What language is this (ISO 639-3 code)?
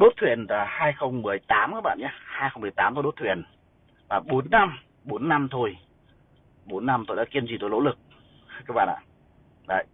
vie